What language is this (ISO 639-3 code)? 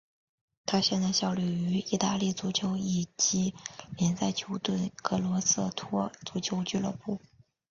zho